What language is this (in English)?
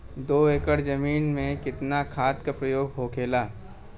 Bhojpuri